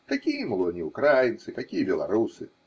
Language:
Russian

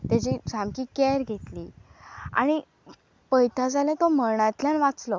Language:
Konkani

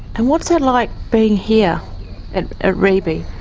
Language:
English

